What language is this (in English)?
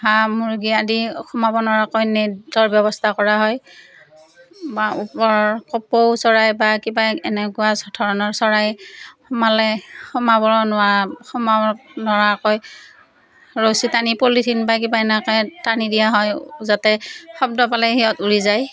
Assamese